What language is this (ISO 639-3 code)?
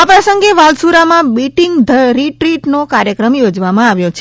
guj